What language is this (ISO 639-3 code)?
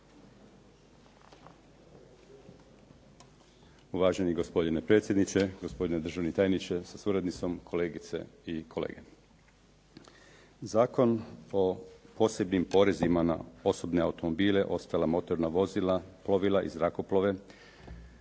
hrv